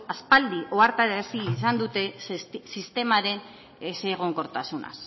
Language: Basque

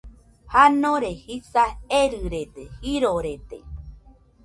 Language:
Nüpode Huitoto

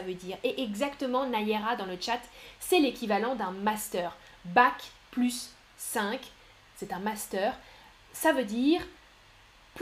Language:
French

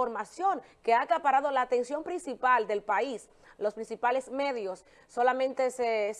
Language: Spanish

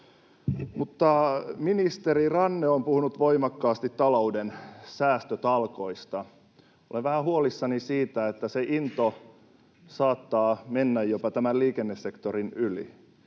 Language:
Finnish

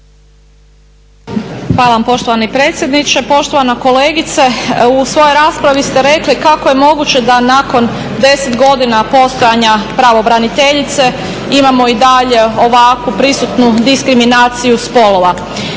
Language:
Croatian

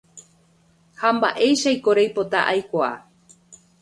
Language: Guarani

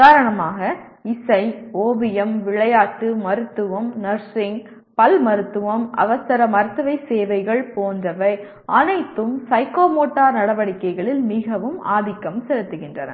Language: Tamil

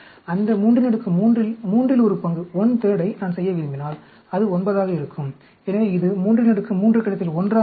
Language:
Tamil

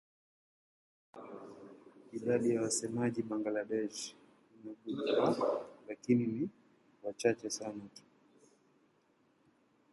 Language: Swahili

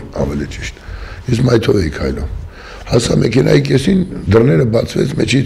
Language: Romanian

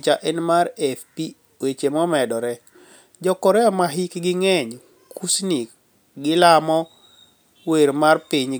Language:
Luo (Kenya and Tanzania)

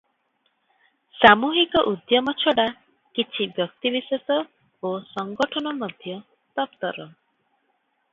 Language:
Odia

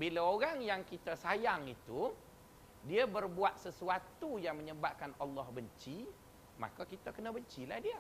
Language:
Malay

